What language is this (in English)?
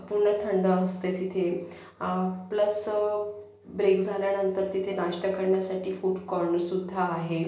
Marathi